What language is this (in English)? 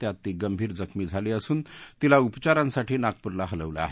Marathi